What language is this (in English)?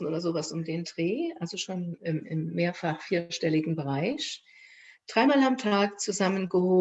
German